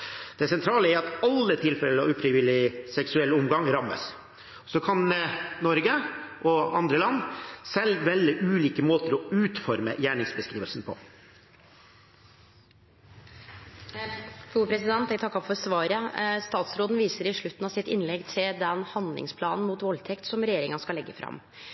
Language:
Norwegian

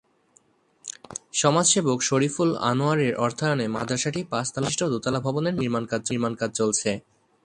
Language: Bangla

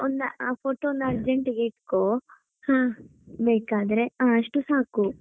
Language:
Kannada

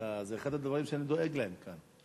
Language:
Hebrew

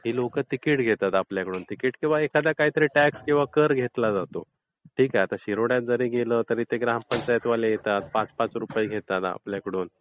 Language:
Marathi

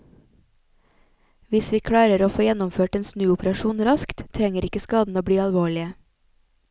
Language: Norwegian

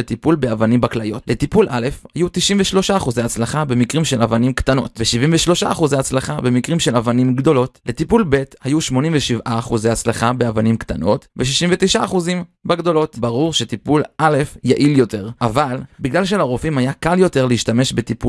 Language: Hebrew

